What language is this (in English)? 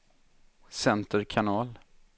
Swedish